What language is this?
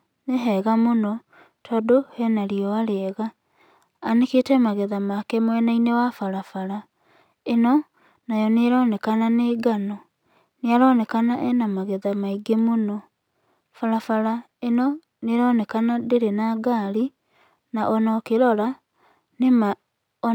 Kikuyu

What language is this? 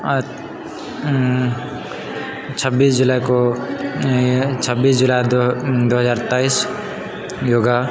Maithili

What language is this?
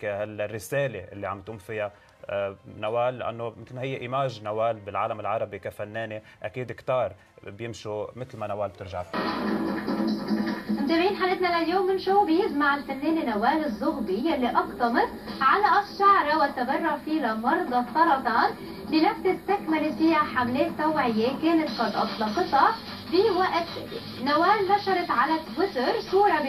Arabic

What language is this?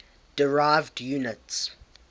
English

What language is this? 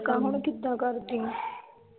Punjabi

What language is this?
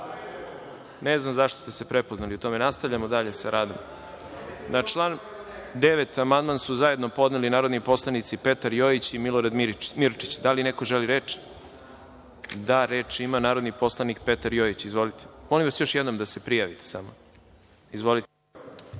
Serbian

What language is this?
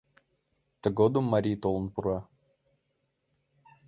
Mari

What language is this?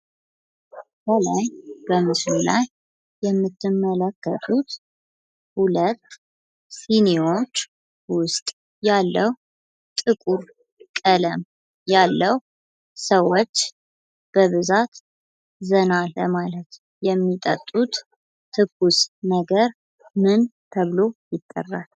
Amharic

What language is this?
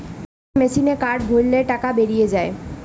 Bangla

